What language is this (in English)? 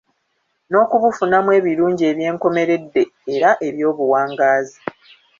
Ganda